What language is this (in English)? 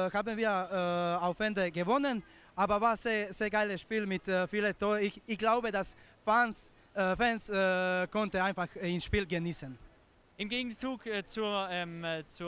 German